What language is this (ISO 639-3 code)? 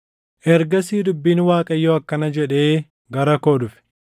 orm